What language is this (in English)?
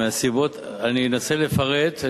Hebrew